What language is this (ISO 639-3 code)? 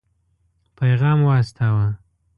pus